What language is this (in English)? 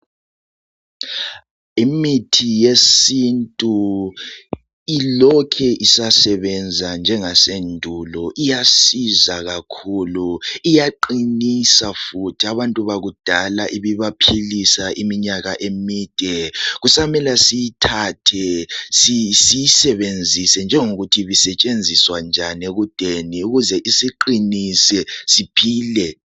North Ndebele